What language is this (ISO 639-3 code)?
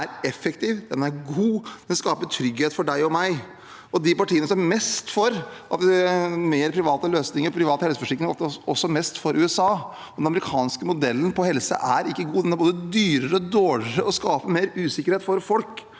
nor